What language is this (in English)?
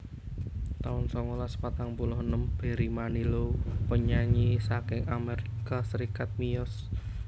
Javanese